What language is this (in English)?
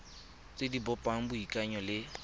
Tswana